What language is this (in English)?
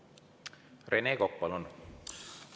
Estonian